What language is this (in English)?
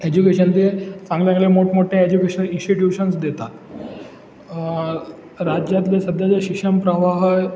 Marathi